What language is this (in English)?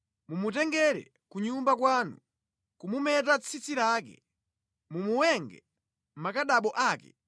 Nyanja